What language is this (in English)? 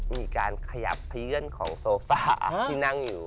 Thai